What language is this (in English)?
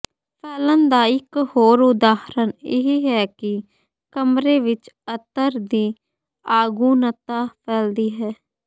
Punjabi